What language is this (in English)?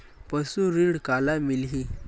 Chhattisgarhi